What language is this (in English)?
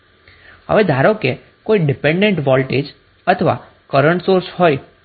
Gujarati